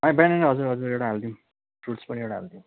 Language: Nepali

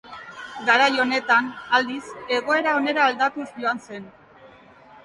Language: Basque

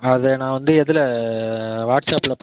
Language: Tamil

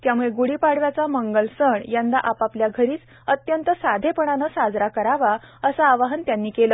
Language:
Marathi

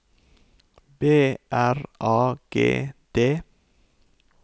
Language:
Norwegian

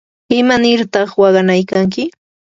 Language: Yanahuanca Pasco Quechua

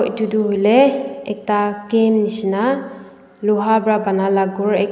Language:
Naga Pidgin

